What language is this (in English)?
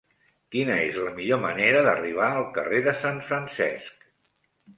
Catalan